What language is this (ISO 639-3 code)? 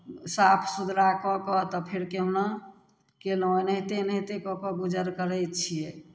mai